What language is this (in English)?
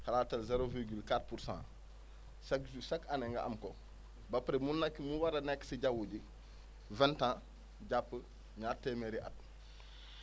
Wolof